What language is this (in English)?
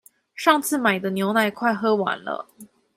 Chinese